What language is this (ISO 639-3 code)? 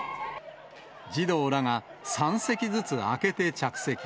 jpn